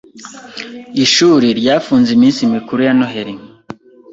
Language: Kinyarwanda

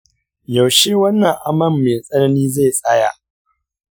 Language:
Hausa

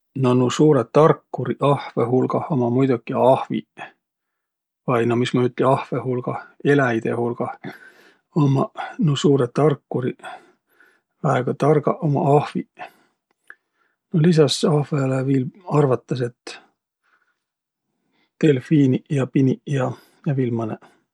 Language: Võro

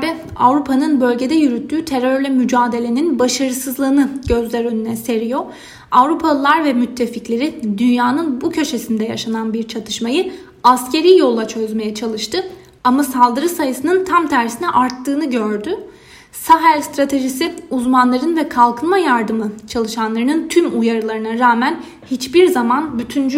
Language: Turkish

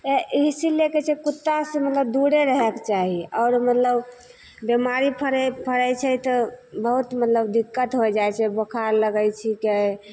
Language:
Maithili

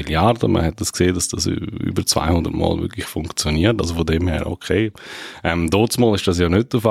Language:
German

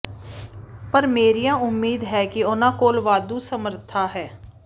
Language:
Punjabi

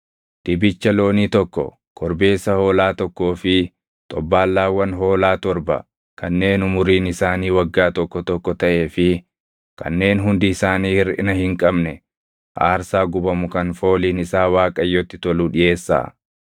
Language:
Oromo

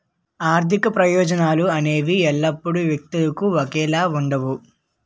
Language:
Telugu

